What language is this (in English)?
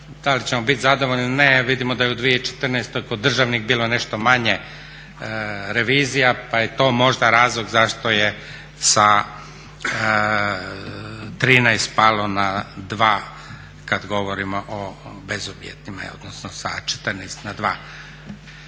Croatian